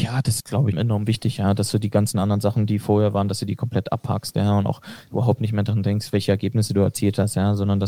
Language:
German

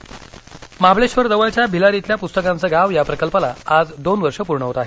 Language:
Marathi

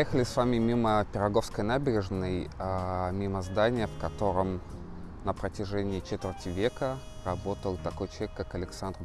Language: Russian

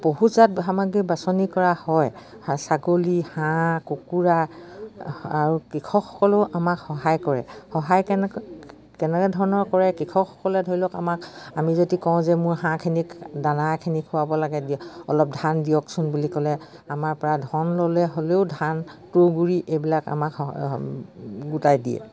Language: Assamese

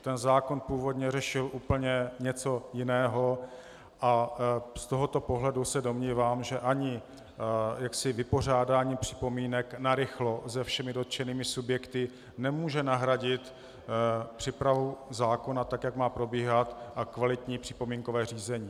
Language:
Czech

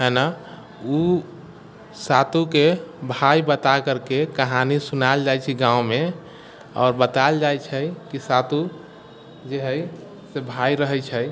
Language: Maithili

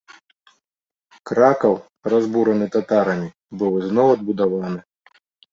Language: Belarusian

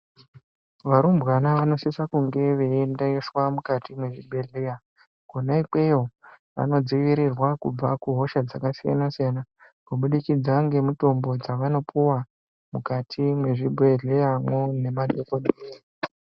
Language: Ndau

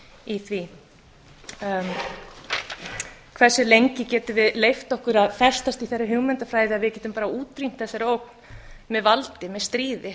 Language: Icelandic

